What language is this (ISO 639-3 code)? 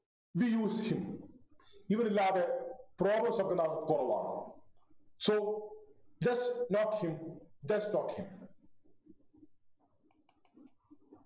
mal